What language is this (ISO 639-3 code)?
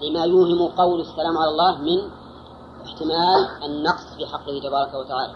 ara